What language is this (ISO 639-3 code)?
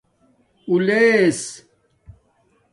dmk